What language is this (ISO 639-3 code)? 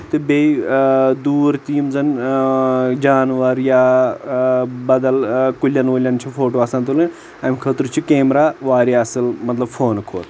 kas